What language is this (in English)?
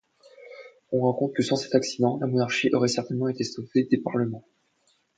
French